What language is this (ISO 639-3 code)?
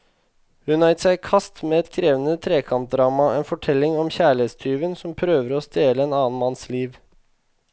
nor